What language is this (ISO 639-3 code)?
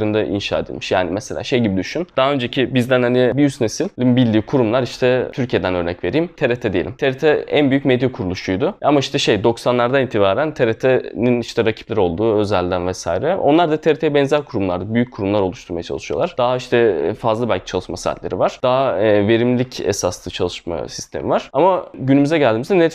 tur